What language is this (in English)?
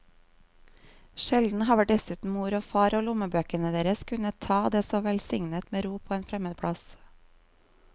Norwegian